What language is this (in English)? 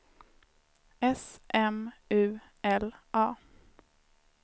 Swedish